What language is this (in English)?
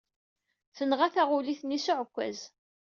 Kabyle